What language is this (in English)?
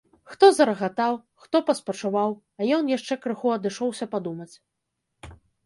Belarusian